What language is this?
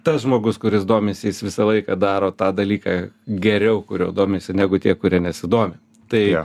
Lithuanian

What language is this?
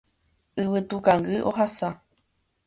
Guarani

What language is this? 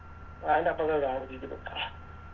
Malayalam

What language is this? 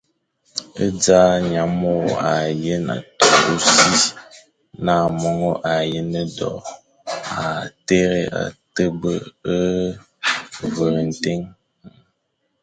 Fang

